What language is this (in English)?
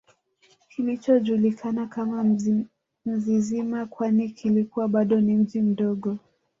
Swahili